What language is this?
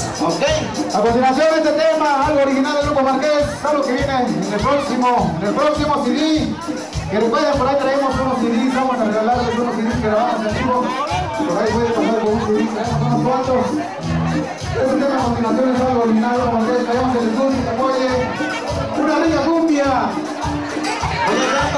Spanish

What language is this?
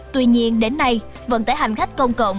Vietnamese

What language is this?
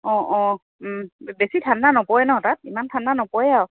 Assamese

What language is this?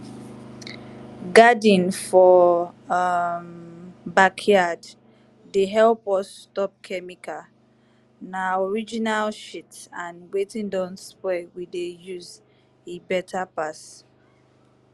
Nigerian Pidgin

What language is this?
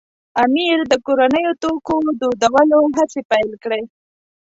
Pashto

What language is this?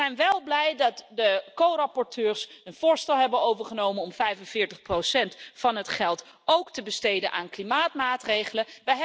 Dutch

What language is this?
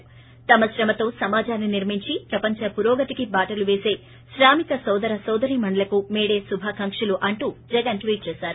Telugu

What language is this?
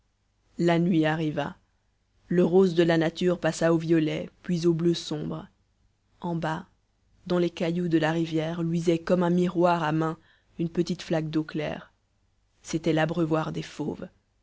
French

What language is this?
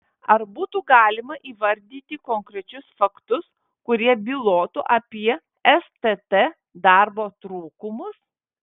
Lithuanian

